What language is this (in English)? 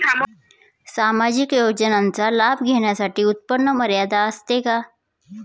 Marathi